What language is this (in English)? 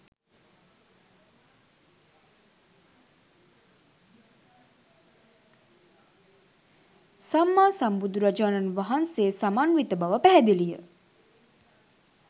Sinhala